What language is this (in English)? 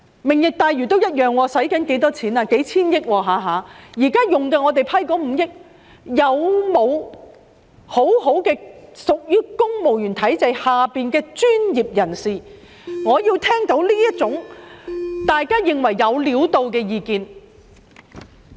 Cantonese